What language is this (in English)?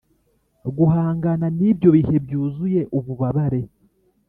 Kinyarwanda